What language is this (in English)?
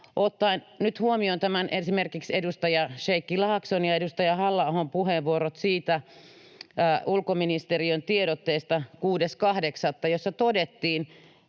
Finnish